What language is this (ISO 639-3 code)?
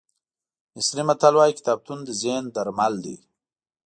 pus